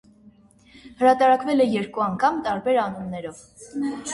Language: Armenian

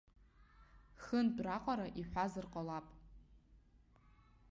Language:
Abkhazian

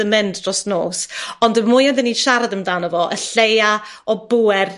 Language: Welsh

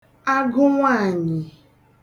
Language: Igbo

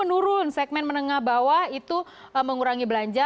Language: Indonesian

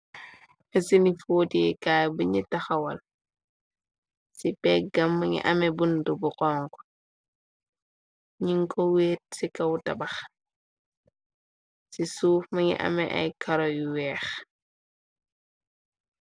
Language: Wolof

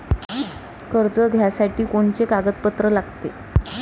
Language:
Marathi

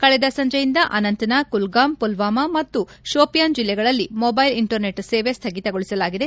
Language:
Kannada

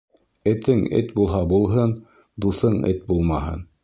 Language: Bashkir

